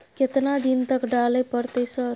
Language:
Maithili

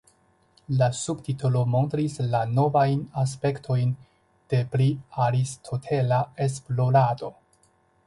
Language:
Esperanto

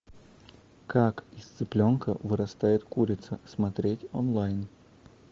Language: Russian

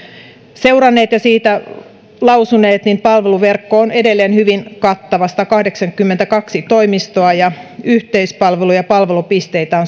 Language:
Finnish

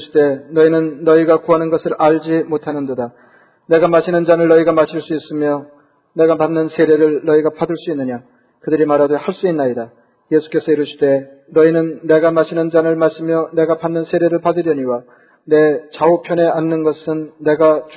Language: Korean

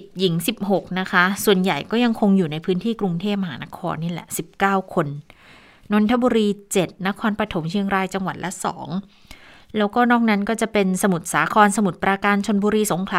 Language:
Thai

